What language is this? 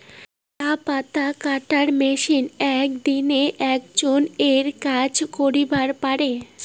Bangla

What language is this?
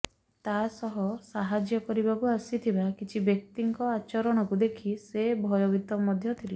Odia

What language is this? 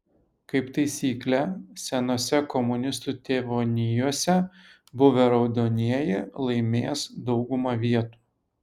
Lithuanian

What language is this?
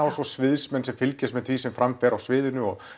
Icelandic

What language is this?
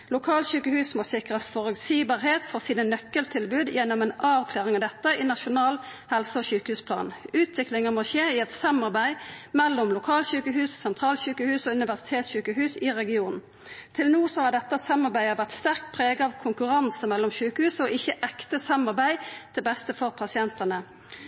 Norwegian Nynorsk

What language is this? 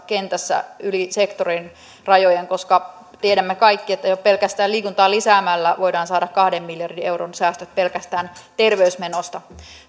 Finnish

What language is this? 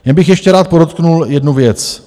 Czech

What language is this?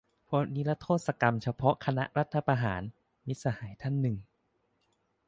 Thai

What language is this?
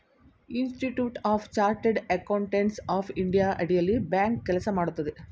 Kannada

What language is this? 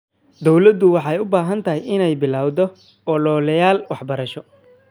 Somali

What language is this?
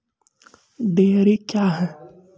Maithili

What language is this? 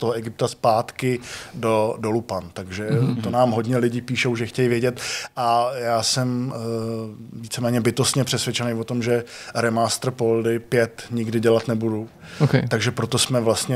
Czech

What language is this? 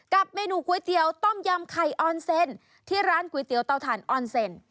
Thai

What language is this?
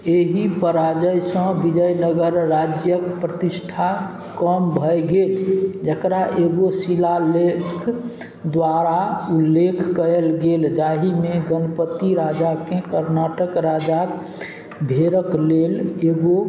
Maithili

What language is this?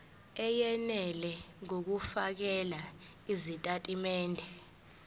Zulu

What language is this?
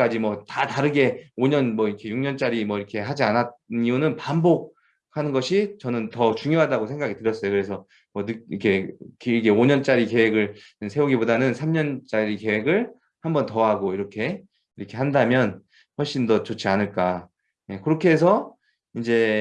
Korean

